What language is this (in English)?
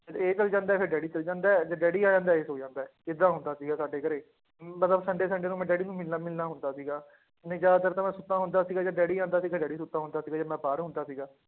Punjabi